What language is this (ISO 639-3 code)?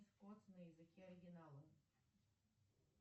rus